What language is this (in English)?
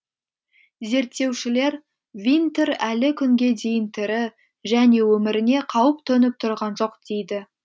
Kazakh